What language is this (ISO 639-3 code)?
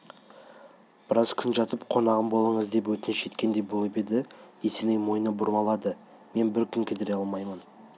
kaz